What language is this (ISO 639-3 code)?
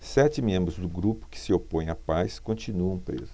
por